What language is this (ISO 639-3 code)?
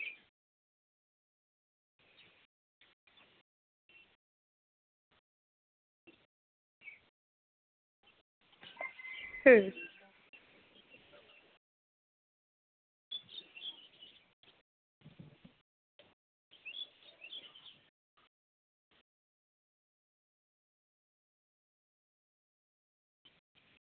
sat